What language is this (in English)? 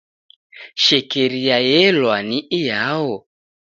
Taita